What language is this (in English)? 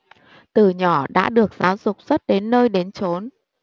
Vietnamese